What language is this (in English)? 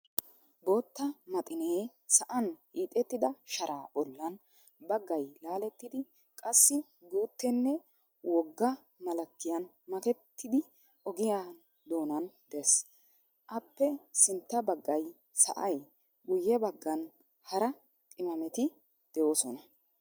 Wolaytta